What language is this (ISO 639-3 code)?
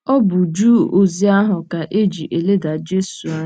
ibo